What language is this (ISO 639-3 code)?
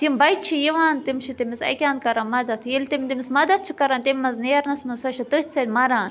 kas